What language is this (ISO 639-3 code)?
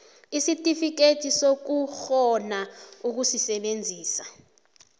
nbl